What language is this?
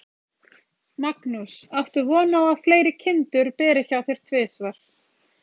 Icelandic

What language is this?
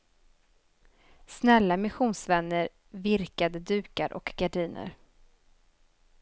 Swedish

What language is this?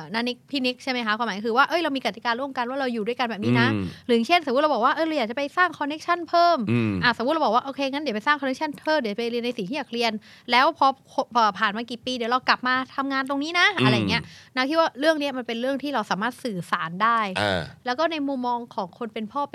Thai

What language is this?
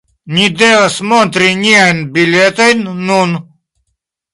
Esperanto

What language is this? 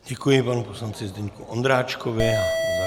Czech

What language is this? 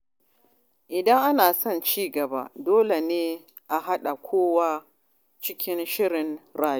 Hausa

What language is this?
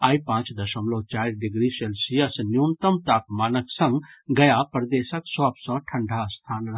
Maithili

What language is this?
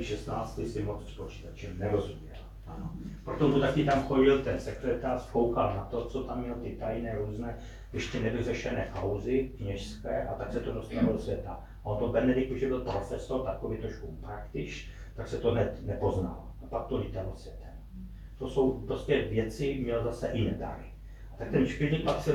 Czech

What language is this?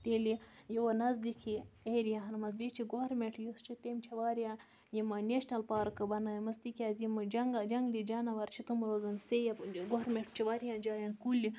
Kashmiri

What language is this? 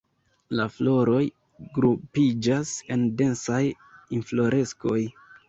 Esperanto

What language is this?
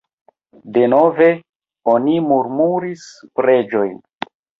Esperanto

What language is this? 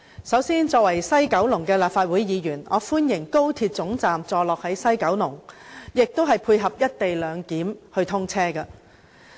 Cantonese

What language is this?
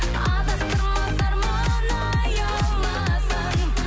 Kazakh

